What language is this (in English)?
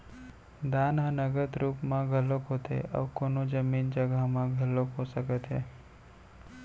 Chhattisgarhi